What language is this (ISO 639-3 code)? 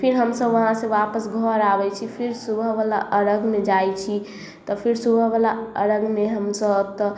mai